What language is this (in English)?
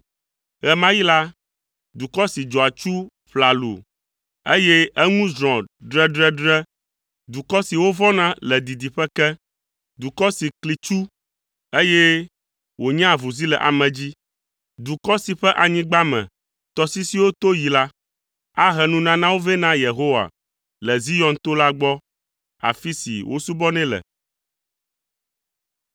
Ewe